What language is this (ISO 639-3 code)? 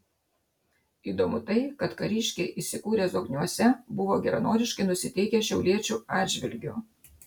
lit